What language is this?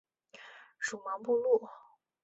Chinese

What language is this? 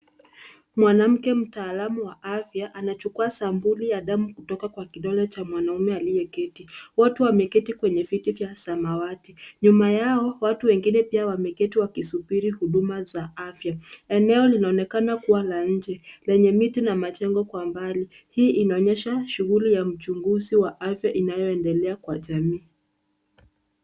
Swahili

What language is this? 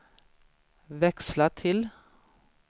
Swedish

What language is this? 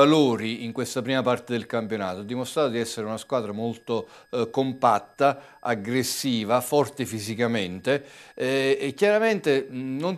Italian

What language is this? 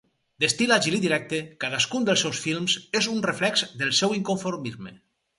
Catalan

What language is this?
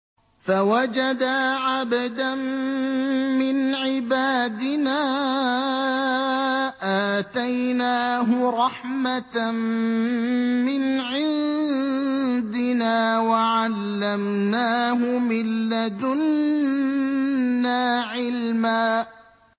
Arabic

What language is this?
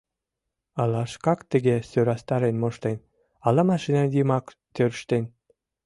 Mari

